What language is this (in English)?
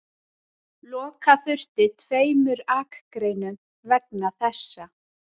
Icelandic